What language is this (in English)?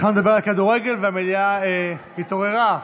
Hebrew